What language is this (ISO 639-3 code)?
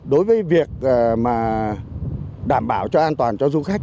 vie